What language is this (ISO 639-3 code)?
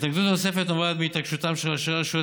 heb